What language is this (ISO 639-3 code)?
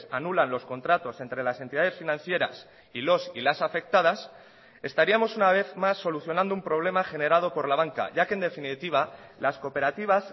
spa